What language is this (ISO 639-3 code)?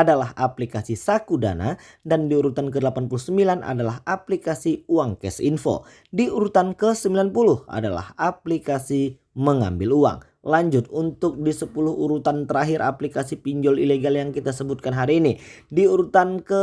ind